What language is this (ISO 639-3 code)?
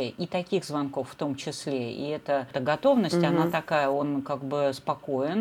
rus